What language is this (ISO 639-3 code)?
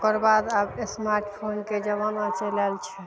mai